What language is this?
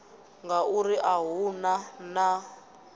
Venda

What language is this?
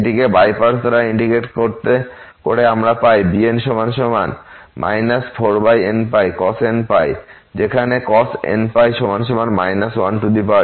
Bangla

